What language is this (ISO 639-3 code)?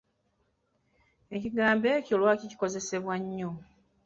lug